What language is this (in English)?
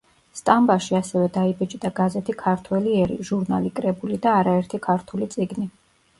Georgian